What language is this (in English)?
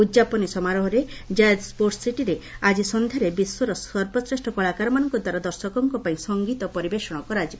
Odia